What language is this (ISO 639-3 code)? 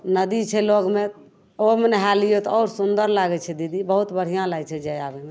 mai